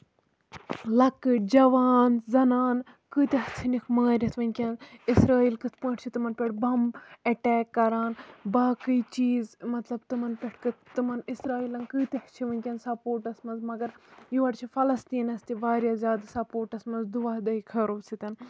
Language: Kashmiri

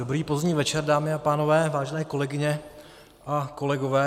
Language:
Czech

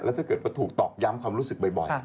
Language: Thai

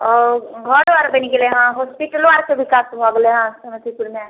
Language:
Maithili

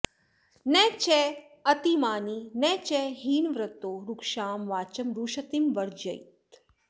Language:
Sanskrit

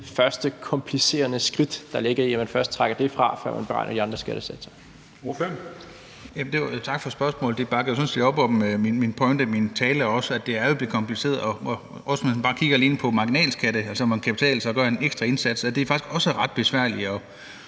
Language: Danish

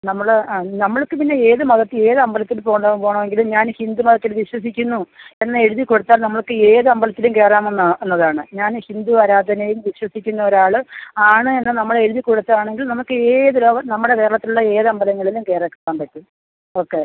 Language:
Malayalam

